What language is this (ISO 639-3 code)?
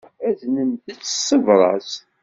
kab